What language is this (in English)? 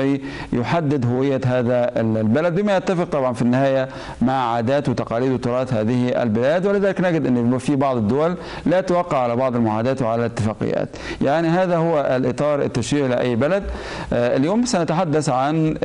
Arabic